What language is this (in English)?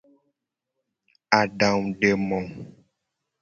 Gen